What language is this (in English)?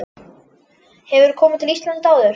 Icelandic